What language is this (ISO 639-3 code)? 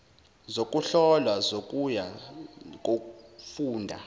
zul